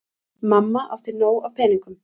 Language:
Icelandic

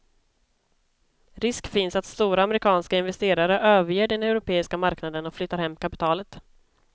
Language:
Swedish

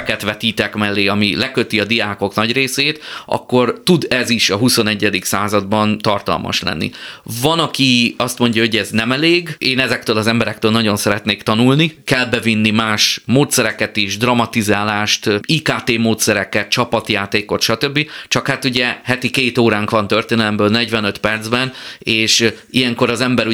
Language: Hungarian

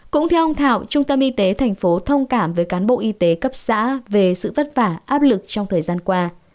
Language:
Vietnamese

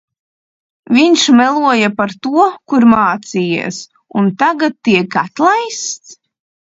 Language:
Latvian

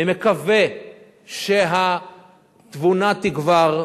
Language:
Hebrew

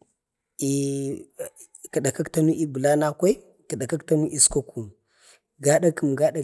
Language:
Bade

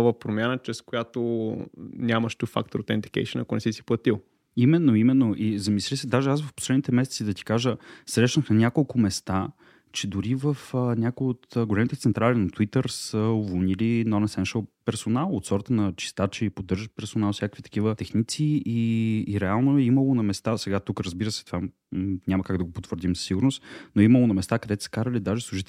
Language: Bulgarian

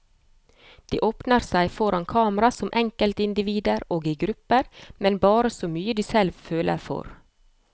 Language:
Norwegian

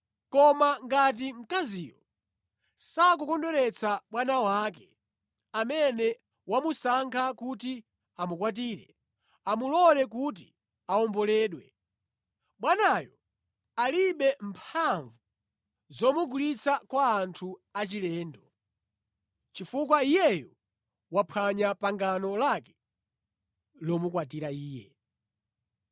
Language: Nyanja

